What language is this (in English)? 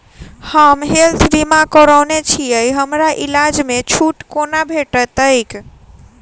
Maithili